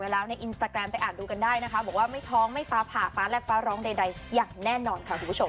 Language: Thai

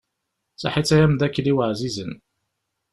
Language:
Kabyle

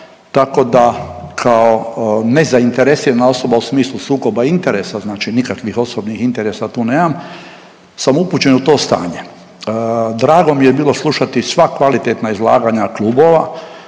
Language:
Croatian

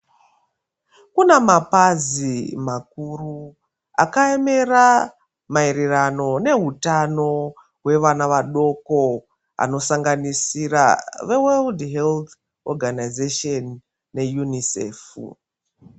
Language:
Ndau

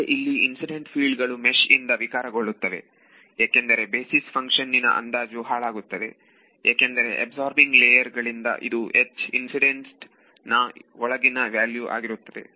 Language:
Kannada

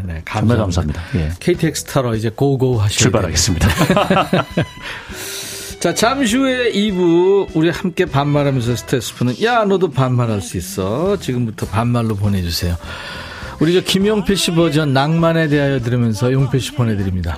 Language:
Korean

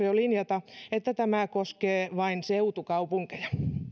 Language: Finnish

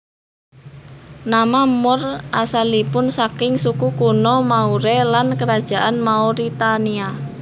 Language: Javanese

